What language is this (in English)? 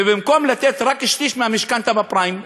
Hebrew